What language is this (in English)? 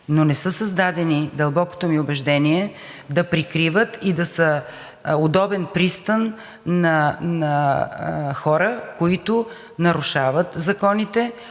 Bulgarian